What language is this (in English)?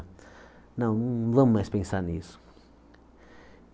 Portuguese